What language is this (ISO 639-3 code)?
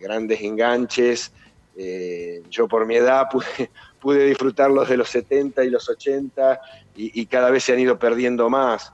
spa